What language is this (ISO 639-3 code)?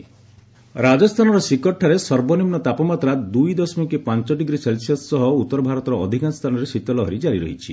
ori